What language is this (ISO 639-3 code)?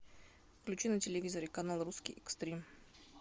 rus